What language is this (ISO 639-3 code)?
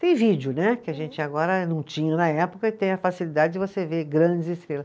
por